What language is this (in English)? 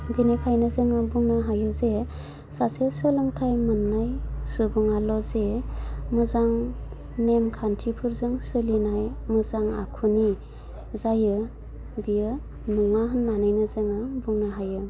Bodo